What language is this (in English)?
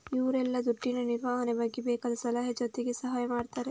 Kannada